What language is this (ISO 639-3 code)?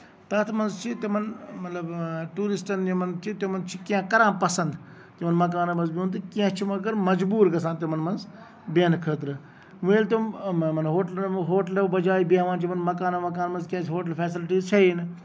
kas